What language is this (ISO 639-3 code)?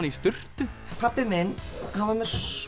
isl